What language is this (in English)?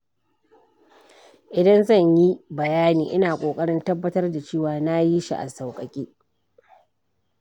Hausa